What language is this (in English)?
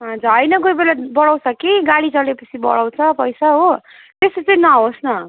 Nepali